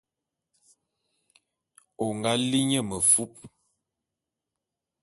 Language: Bulu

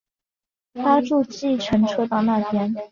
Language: Chinese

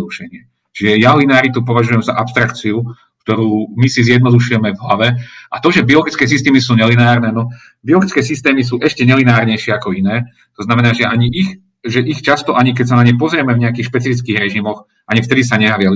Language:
Slovak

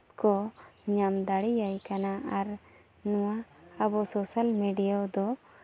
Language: Santali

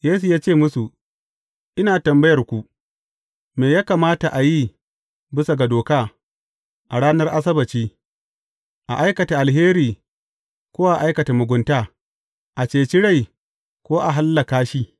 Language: Hausa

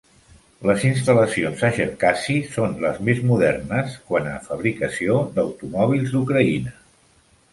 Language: Catalan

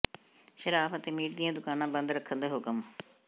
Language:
Punjabi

